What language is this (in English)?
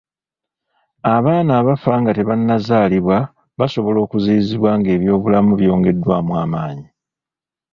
Ganda